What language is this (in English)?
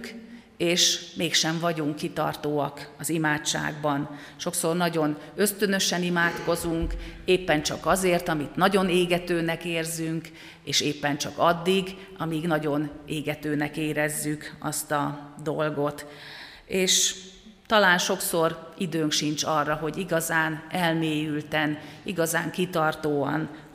Hungarian